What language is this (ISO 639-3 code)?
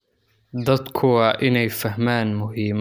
som